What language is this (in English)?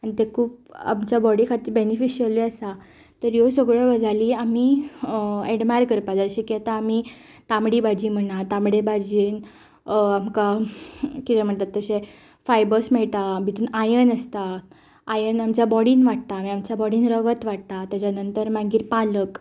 Konkani